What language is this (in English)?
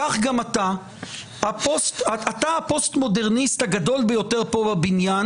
Hebrew